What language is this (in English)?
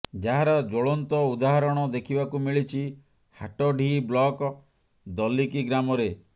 Odia